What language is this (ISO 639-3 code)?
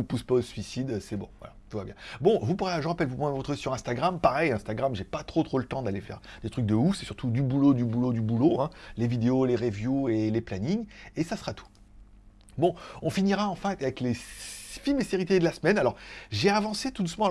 fra